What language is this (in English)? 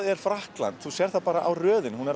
Icelandic